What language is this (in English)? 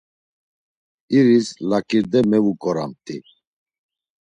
Laz